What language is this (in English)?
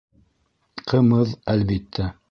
Bashkir